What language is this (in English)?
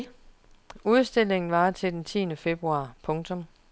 Danish